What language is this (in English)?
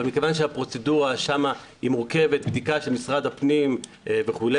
Hebrew